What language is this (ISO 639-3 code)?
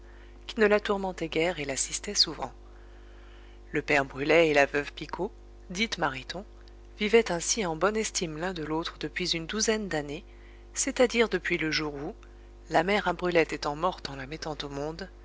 fra